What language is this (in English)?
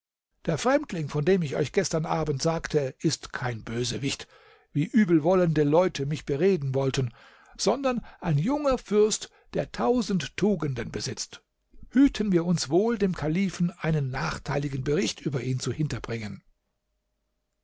German